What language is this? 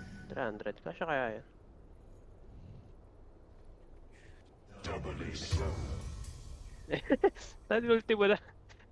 English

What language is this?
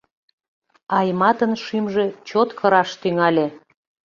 Mari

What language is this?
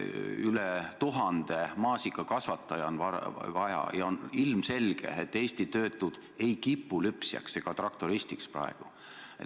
Estonian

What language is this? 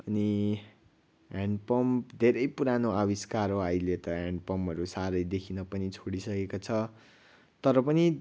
Nepali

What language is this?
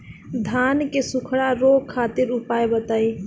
Bhojpuri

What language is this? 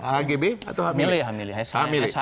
Indonesian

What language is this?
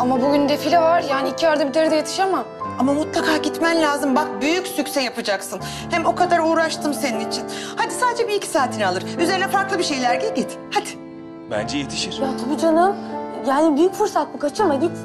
Turkish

